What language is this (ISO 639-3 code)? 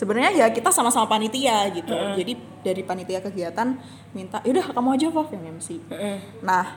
ind